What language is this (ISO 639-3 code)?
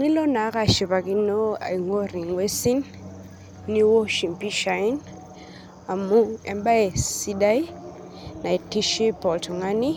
mas